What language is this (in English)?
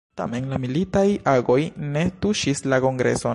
Esperanto